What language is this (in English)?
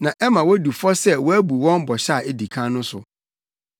Akan